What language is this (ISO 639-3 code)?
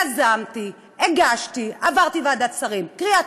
heb